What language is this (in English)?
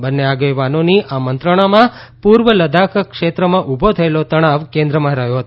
Gujarati